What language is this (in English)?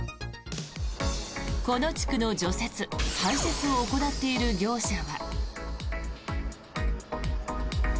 Japanese